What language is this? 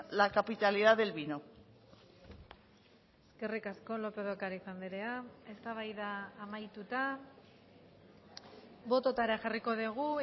Basque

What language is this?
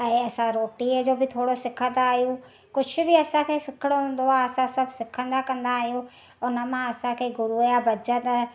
Sindhi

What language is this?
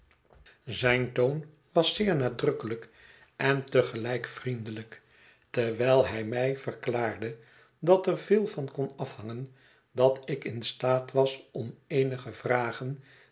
Dutch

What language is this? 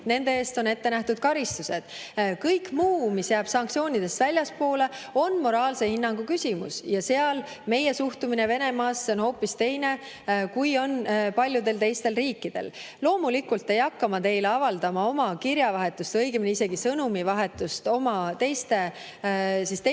Estonian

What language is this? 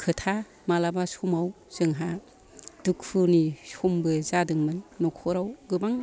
Bodo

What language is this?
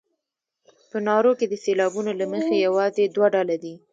Pashto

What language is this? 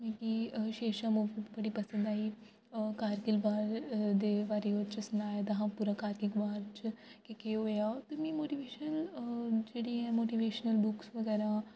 Dogri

